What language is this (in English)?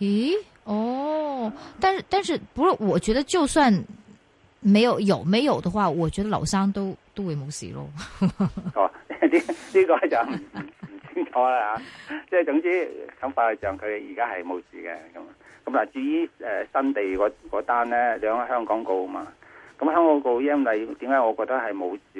Chinese